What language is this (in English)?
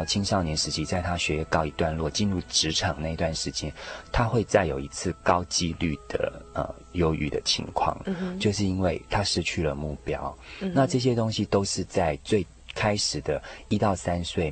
Chinese